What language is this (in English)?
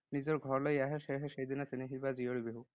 Assamese